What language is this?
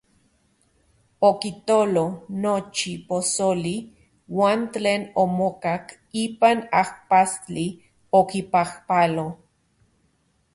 Central Puebla Nahuatl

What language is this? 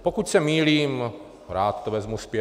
Czech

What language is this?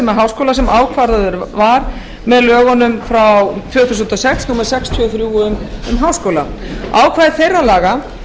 Icelandic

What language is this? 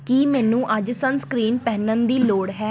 Punjabi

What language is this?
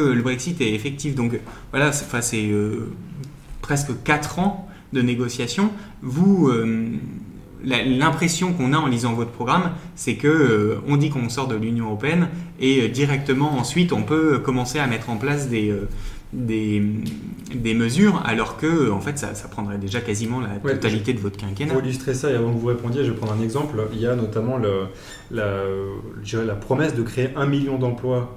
French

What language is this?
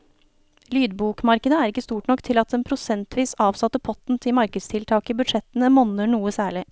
Norwegian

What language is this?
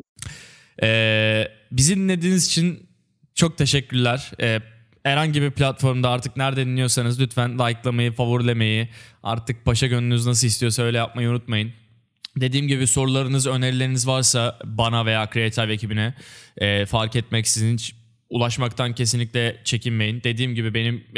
Turkish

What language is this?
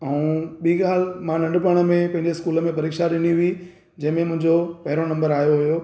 Sindhi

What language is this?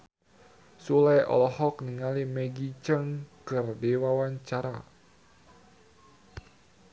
Sundanese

